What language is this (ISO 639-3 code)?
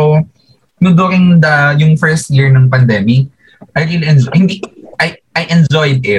fil